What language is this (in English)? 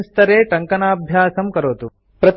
Sanskrit